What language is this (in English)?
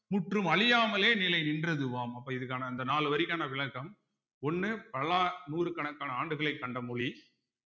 Tamil